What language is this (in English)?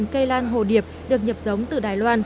Vietnamese